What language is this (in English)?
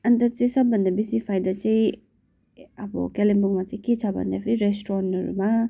Nepali